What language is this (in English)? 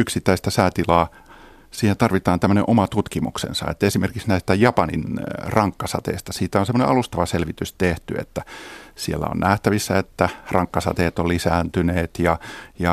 Finnish